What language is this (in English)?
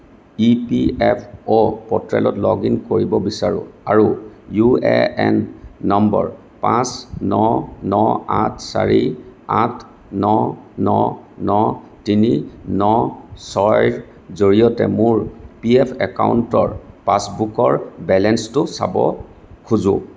Assamese